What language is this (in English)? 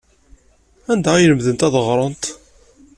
Kabyle